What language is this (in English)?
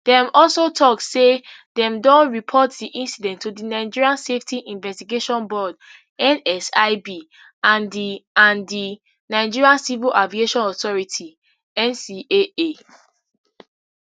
Nigerian Pidgin